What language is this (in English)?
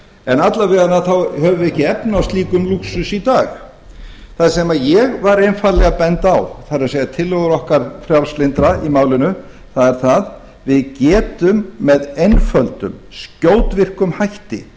Icelandic